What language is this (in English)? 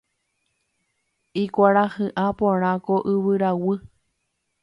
Guarani